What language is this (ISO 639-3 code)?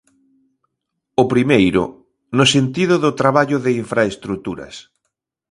glg